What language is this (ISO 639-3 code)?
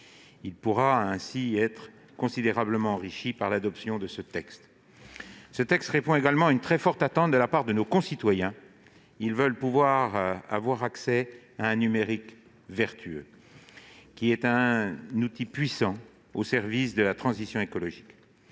fra